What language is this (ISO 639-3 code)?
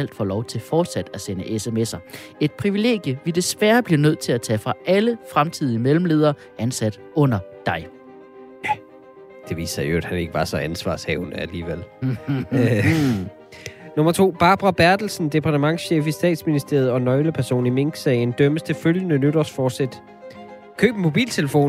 dan